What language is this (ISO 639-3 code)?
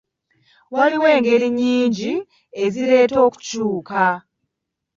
lug